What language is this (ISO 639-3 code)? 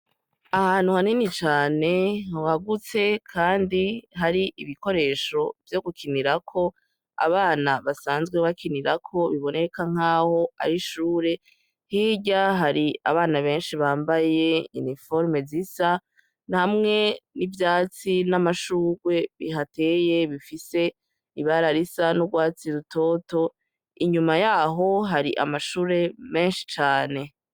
run